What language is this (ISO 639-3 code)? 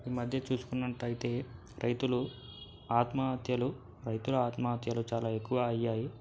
tel